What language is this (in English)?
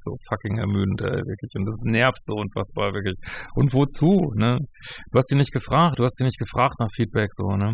German